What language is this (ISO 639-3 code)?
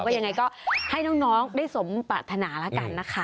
tha